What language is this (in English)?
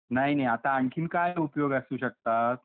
Marathi